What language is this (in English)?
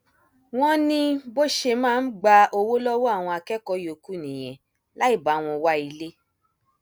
Yoruba